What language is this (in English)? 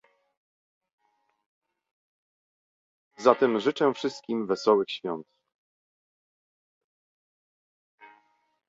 Polish